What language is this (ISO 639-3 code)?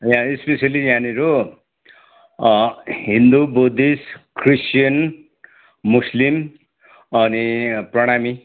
nep